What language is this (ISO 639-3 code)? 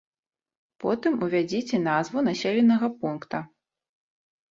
bel